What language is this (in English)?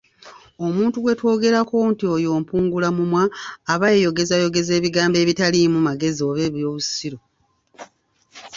Ganda